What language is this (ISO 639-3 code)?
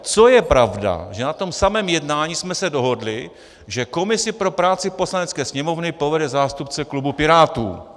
ces